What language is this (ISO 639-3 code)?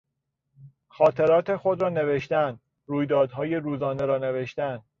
fas